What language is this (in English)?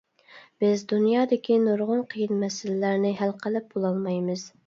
Uyghur